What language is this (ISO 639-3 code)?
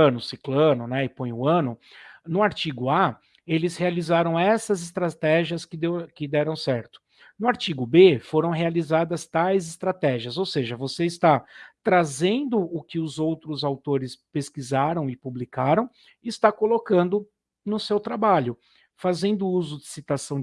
por